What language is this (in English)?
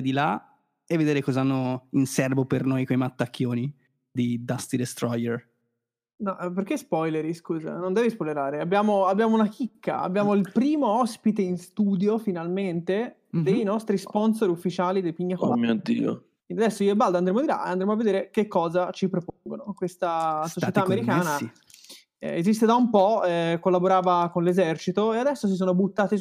Italian